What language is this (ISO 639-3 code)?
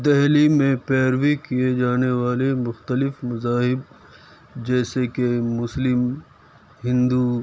urd